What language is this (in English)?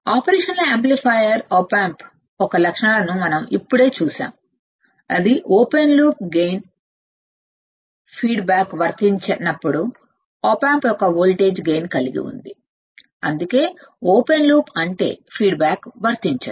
Telugu